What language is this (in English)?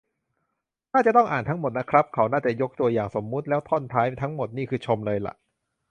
Thai